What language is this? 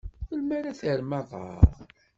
Kabyle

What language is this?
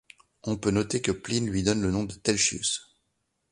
French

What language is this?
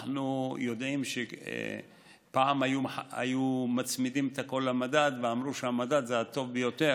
Hebrew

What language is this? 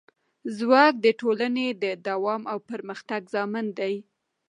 Pashto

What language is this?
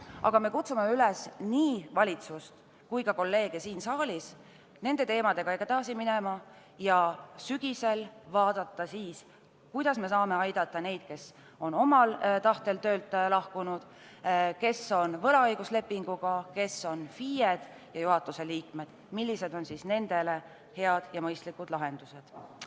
Estonian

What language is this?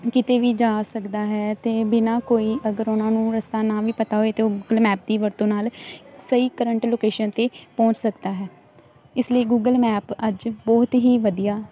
Punjabi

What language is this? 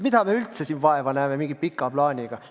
Estonian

